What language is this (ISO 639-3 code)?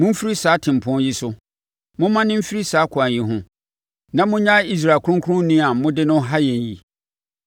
aka